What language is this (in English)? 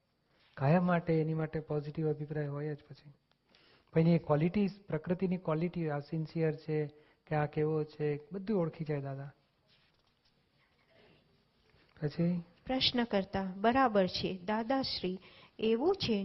Gujarati